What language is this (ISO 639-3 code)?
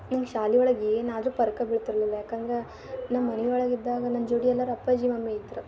kan